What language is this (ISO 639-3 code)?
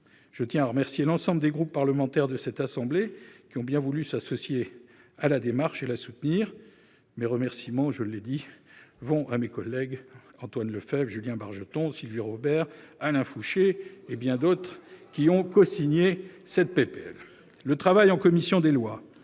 fra